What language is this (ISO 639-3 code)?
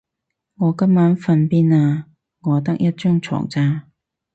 yue